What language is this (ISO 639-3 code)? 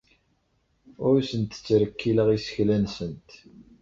kab